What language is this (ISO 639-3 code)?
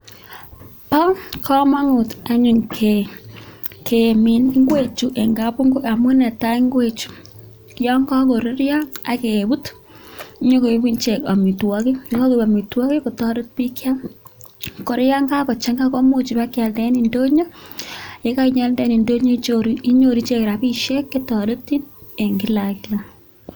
kln